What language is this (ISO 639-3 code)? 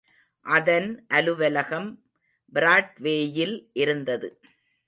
tam